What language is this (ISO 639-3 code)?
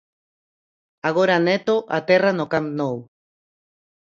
glg